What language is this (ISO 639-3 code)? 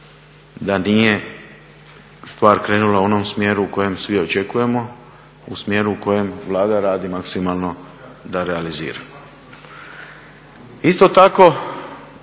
hrv